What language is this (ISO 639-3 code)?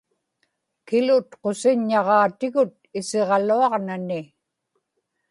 ipk